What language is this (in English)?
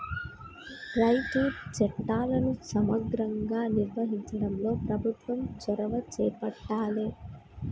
Telugu